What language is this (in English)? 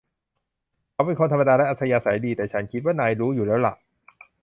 Thai